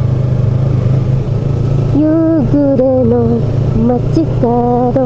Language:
Japanese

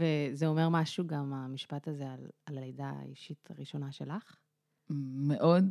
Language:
Hebrew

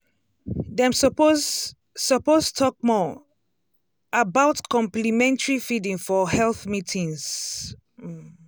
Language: Nigerian Pidgin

